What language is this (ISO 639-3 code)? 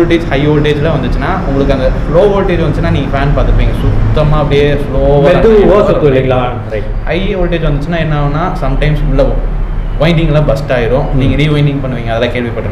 ind